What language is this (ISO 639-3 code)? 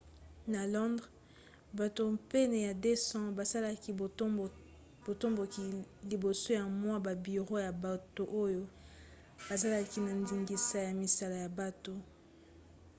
lin